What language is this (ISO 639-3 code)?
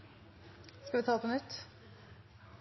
nob